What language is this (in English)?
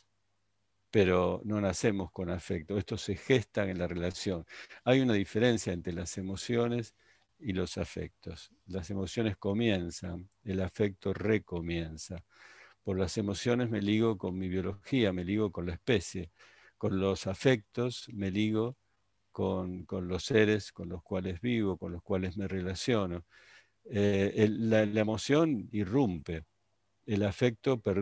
Spanish